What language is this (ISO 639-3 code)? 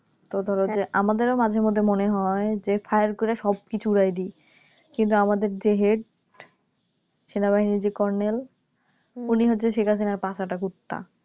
ben